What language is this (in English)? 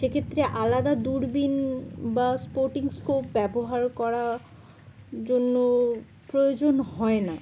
Bangla